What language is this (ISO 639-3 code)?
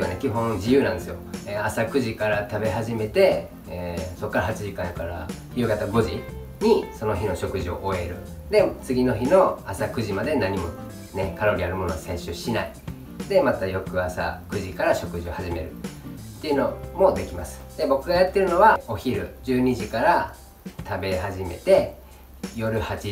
jpn